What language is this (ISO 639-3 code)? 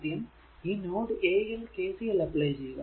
mal